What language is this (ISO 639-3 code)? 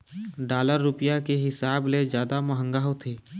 hne